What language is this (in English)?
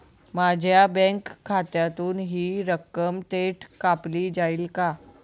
Marathi